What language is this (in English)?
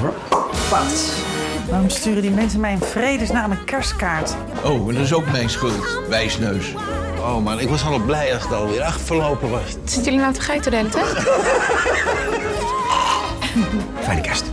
Dutch